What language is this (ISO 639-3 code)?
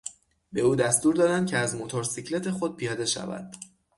fas